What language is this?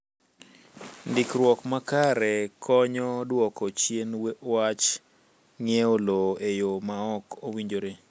Luo (Kenya and Tanzania)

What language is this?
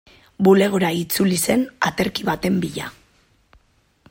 Basque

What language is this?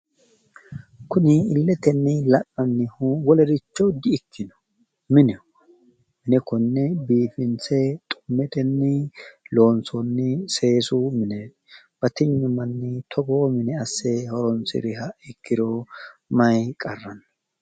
Sidamo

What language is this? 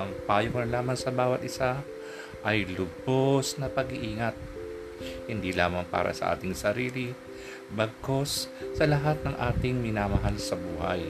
Filipino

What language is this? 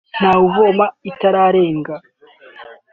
Kinyarwanda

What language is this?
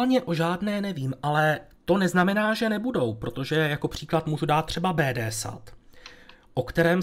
Czech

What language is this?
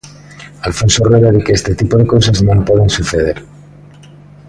Galician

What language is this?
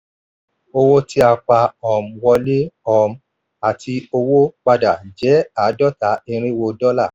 Yoruba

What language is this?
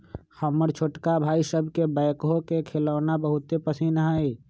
Magahi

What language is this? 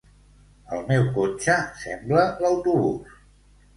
Catalan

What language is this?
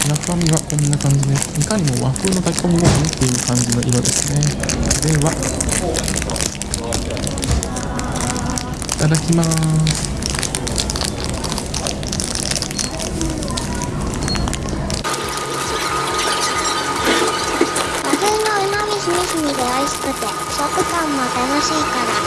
Japanese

